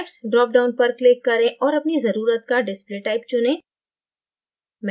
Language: Hindi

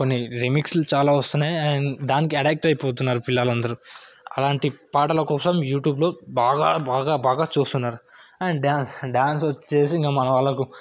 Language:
Telugu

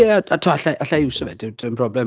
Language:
Welsh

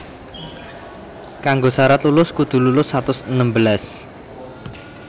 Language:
Javanese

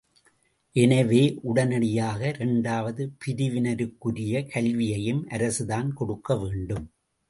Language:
Tamil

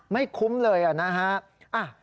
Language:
Thai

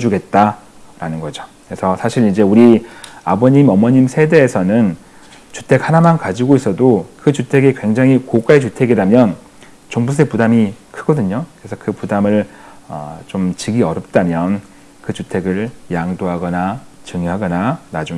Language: Korean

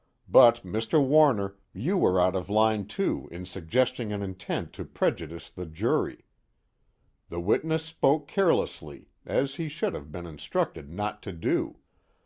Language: English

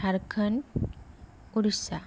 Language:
Bodo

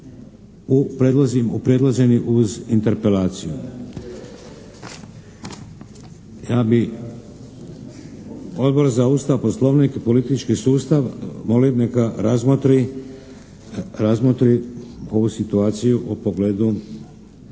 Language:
Croatian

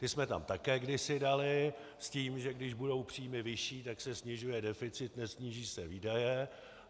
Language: Czech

